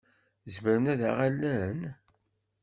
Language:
Kabyle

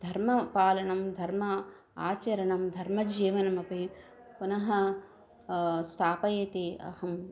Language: Sanskrit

